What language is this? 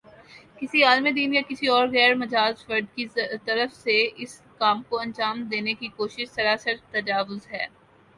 Urdu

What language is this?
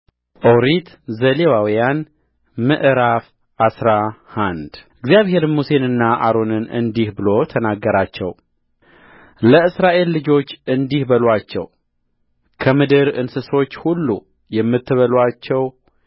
Amharic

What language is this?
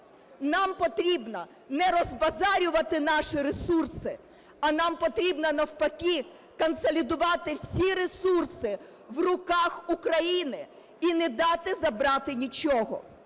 Ukrainian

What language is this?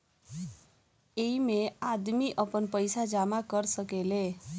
Bhojpuri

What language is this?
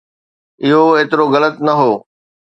Sindhi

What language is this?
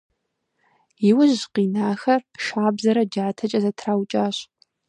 Kabardian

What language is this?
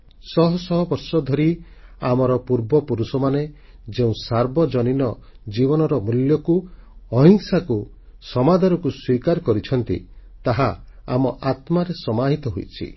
Odia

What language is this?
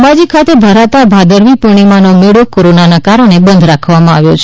Gujarati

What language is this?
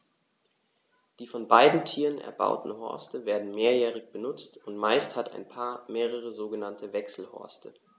German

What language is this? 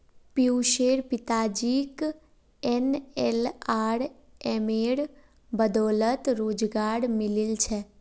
Magahi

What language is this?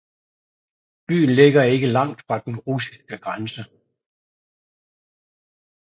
Danish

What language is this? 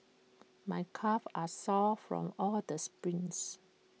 English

